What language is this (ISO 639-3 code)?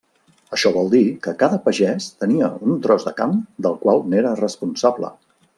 cat